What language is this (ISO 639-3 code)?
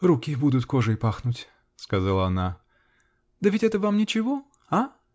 rus